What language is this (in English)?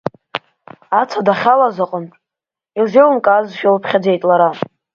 Abkhazian